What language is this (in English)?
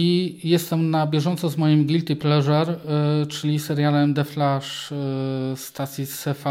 Polish